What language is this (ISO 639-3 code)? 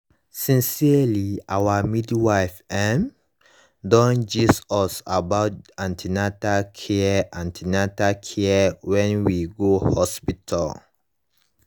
pcm